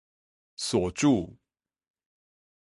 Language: Chinese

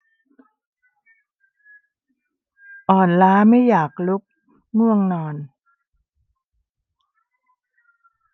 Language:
Thai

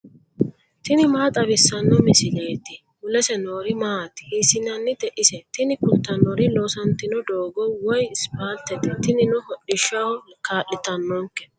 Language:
Sidamo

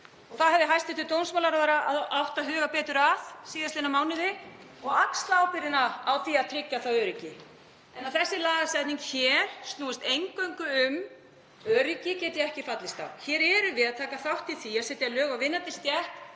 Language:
Icelandic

